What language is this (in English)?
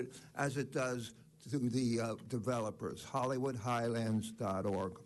English